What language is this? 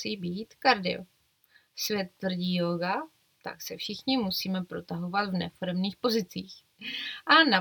Czech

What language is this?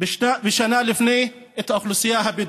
Hebrew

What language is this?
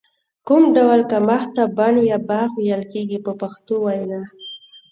Pashto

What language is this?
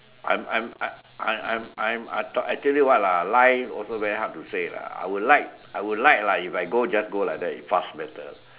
English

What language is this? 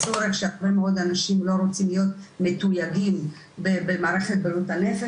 Hebrew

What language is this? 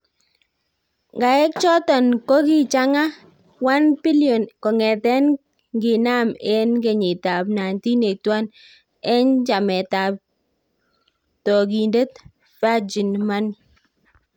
Kalenjin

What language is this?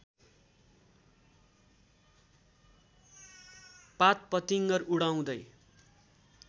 Nepali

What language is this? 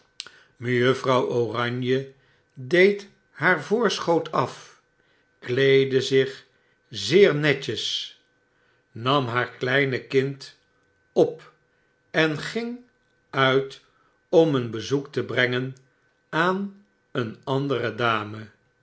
Dutch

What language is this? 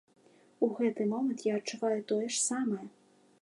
Belarusian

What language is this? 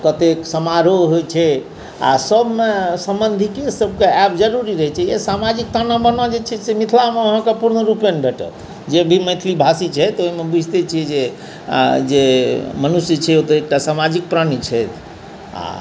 Maithili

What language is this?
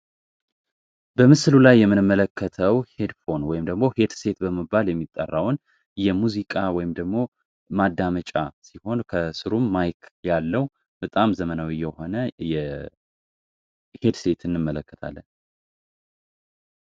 Amharic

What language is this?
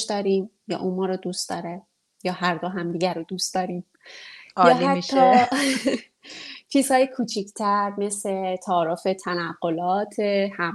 Persian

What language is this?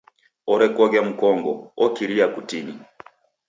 Taita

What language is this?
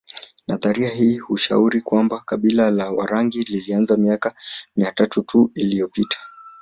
Swahili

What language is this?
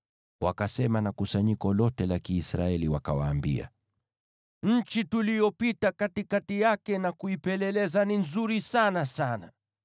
Swahili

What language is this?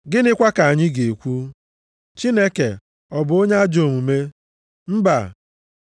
Igbo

